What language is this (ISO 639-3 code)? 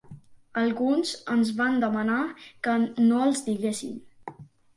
cat